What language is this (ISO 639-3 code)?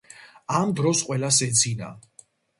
kat